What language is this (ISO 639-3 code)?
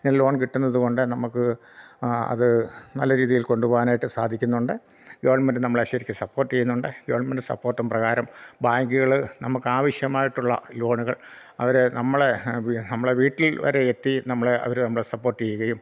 mal